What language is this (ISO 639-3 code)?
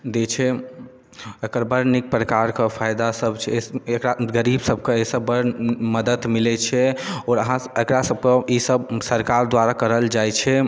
mai